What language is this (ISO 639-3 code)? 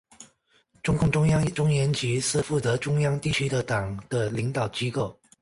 zho